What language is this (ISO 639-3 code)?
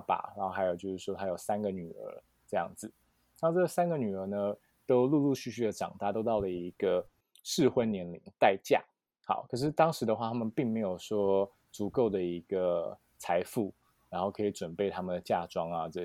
zho